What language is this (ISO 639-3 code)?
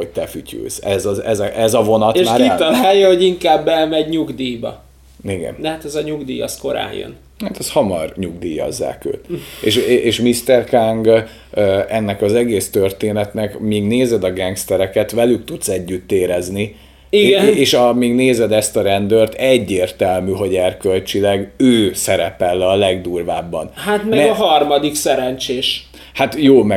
hun